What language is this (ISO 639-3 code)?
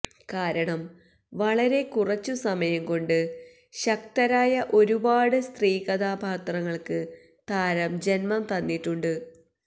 mal